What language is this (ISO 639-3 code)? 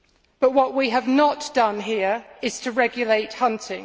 eng